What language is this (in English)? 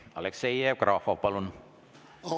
Estonian